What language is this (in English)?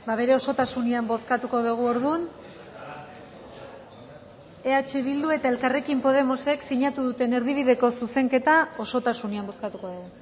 Basque